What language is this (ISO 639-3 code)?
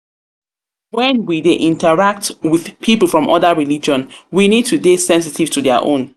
pcm